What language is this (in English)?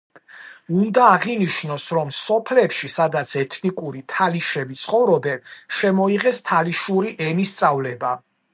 Georgian